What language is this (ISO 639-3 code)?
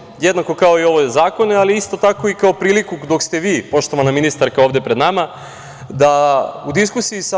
srp